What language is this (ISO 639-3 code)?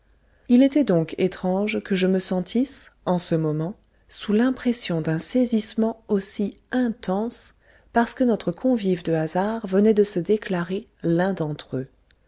fra